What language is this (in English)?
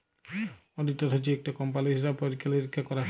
Bangla